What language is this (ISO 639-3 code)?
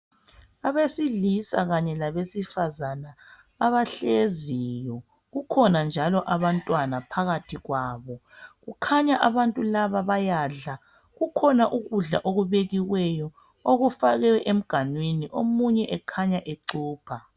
nde